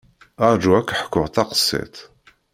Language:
Kabyle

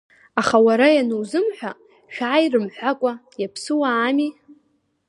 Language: Abkhazian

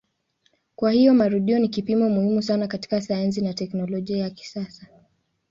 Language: Swahili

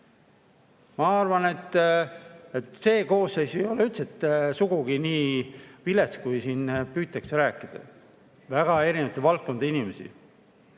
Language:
Estonian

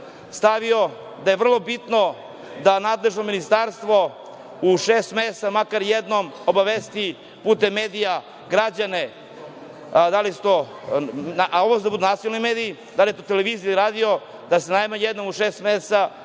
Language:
Serbian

